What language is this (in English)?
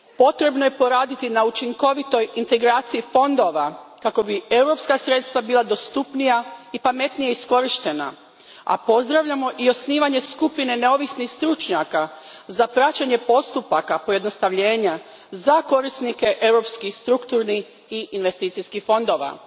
Croatian